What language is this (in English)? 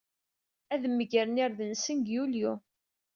Kabyle